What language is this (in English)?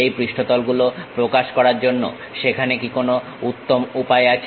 Bangla